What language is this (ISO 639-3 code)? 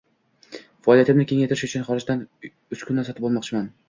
uzb